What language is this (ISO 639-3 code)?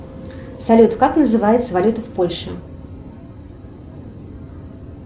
rus